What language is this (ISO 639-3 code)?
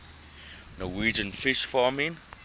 eng